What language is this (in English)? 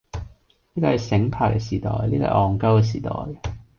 Cantonese